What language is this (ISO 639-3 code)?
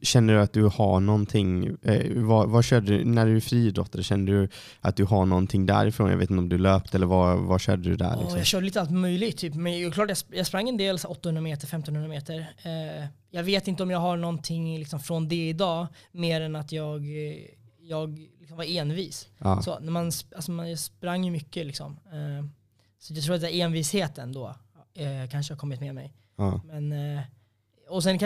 swe